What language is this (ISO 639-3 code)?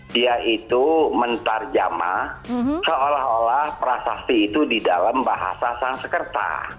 ind